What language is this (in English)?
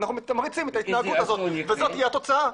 Hebrew